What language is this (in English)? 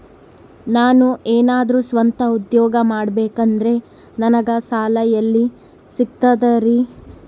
Kannada